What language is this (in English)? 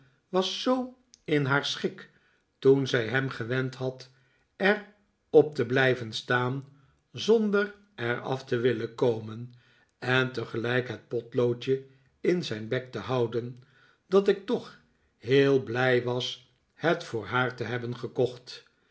Dutch